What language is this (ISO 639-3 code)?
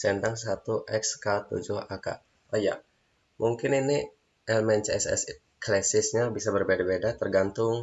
ind